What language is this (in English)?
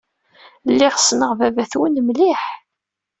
Kabyle